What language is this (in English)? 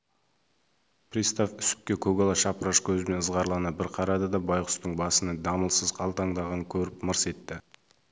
Kazakh